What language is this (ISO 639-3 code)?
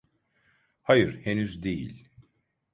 tur